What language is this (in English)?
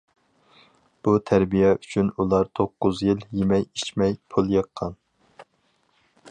Uyghur